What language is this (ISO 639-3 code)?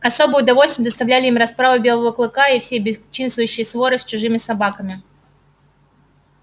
rus